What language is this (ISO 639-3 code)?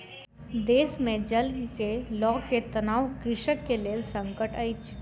mai